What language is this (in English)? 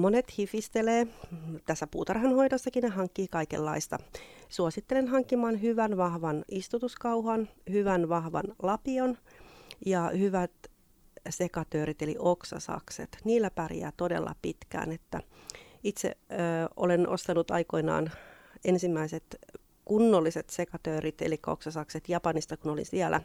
Finnish